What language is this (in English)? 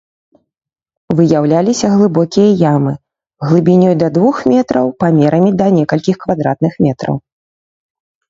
Belarusian